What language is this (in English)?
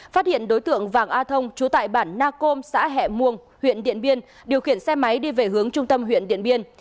Vietnamese